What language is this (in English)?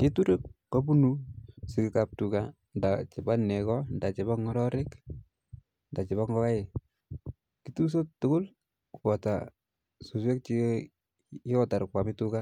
Kalenjin